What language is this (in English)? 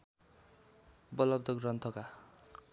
Nepali